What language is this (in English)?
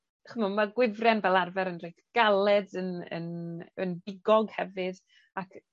Welsh